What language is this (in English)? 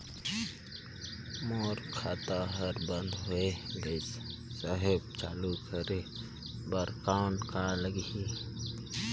Chhattisgarhi